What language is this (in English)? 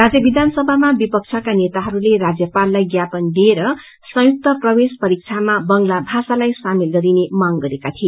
Nepali